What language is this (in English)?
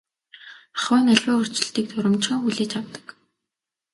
Mongolian